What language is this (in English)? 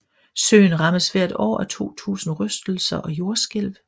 Danish